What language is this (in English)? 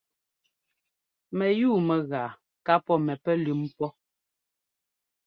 Ngomba